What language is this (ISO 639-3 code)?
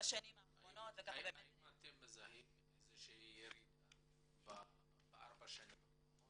heb